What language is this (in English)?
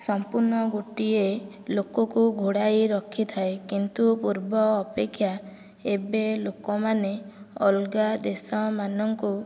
Odia